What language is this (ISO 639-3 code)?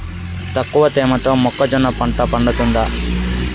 tel